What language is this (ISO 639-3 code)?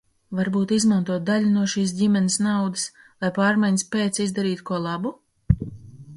lav